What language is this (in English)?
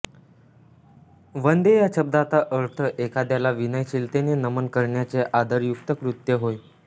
Marathi